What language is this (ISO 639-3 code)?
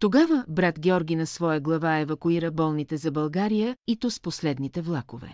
bul